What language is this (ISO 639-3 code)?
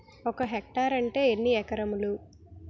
tel